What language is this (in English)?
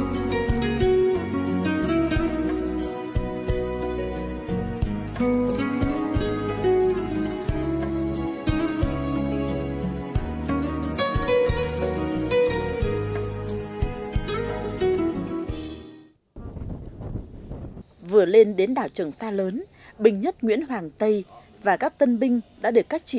Vietnamese